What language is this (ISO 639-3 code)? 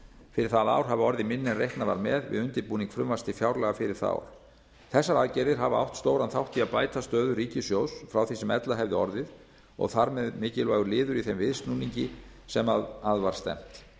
isl